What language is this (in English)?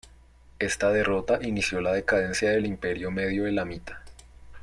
Spanish